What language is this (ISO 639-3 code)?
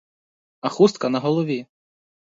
ukr